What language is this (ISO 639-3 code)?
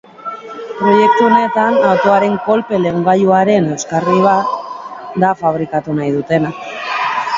eus